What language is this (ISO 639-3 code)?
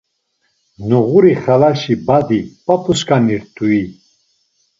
lzz